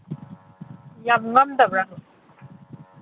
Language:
Manipuri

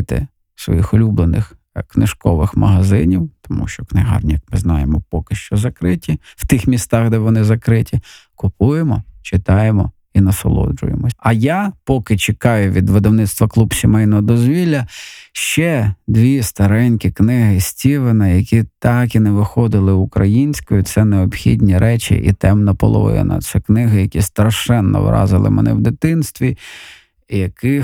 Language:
Ukrainian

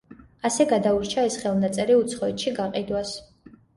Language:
Georgian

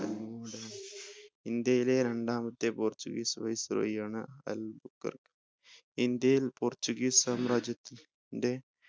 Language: Malayalam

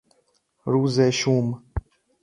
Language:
Persian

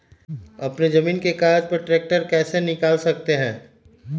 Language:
Magahi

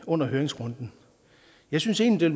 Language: Danish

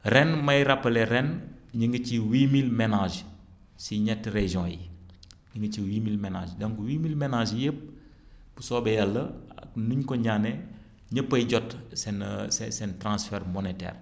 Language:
Wolof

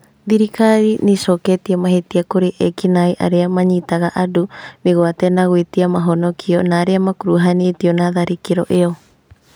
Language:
Kikuyu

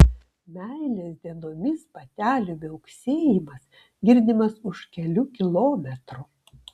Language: Lithuanian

